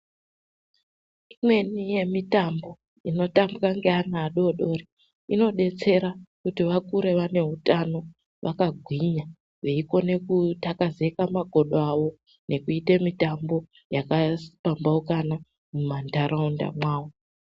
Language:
Ndau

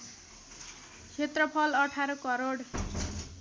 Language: Nepali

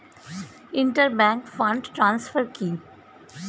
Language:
Bangla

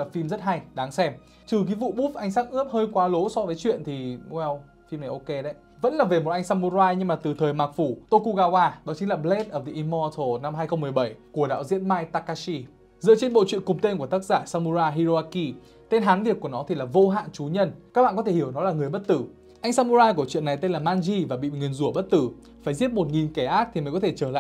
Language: Vietnamese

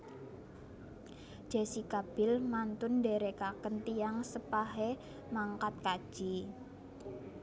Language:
Javanese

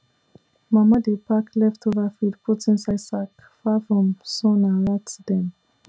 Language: Nigerian Pidgin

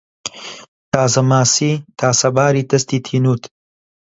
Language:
Central Kurdish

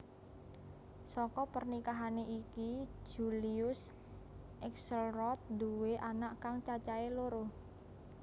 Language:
Javanese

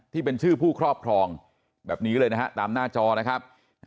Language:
Thai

